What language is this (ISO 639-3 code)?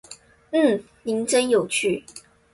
zho